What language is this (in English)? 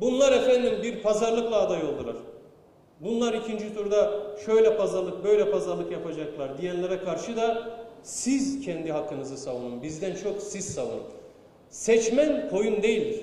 Turkish